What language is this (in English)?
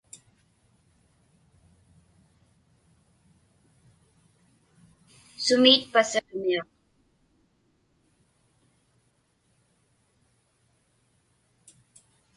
Inupiaq